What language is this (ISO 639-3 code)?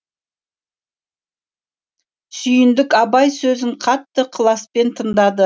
kaz